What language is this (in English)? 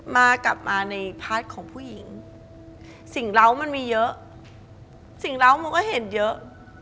Thai